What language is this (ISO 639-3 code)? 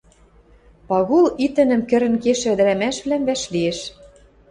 mrj